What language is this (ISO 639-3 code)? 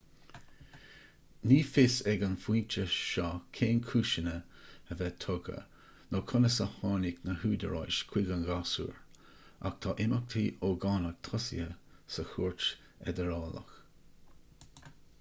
gle